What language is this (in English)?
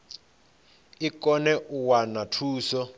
Venda